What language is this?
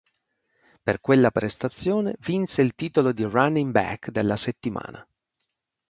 Italian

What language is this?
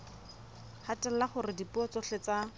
Southern Sotho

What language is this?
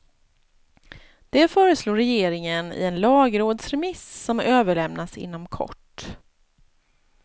Swedish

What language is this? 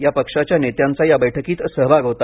Marathi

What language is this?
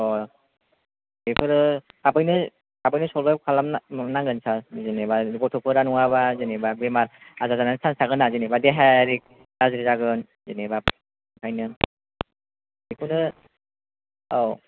Bodo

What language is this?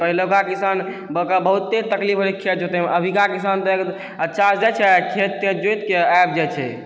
Maithili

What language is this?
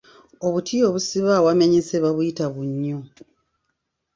Ganda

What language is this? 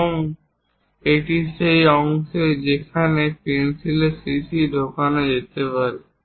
Bangla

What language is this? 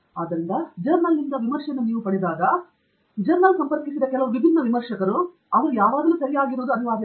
Kannada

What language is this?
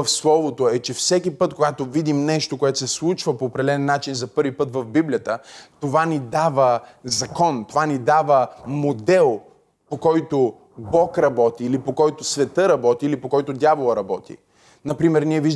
Bulgarian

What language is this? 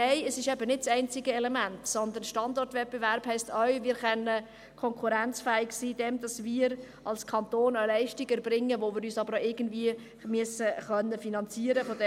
Swiss German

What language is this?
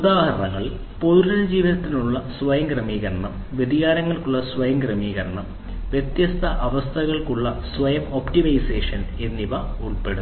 Malayalam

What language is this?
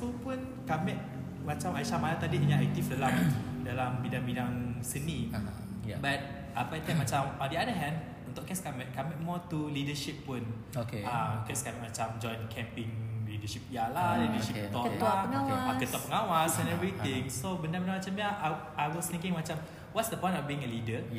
Malay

